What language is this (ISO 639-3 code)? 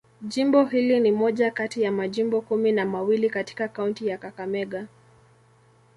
swa